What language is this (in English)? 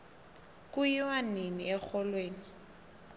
South Ndebele